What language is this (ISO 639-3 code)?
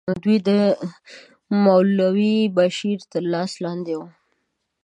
pus